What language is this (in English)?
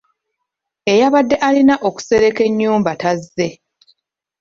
Ganda